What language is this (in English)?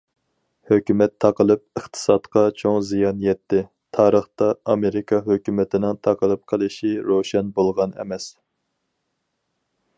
Uyghur